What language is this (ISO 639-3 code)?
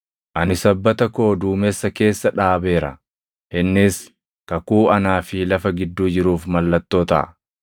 orm